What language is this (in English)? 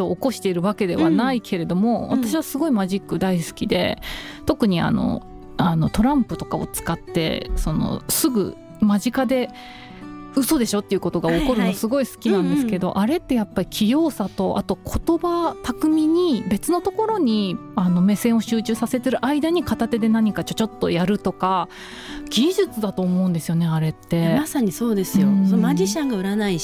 Japanese